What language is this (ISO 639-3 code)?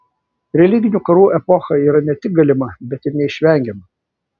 lit